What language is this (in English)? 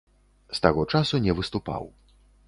Belarusian